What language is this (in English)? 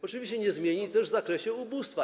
Polish